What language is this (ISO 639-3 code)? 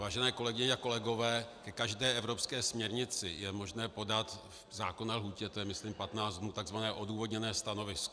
ces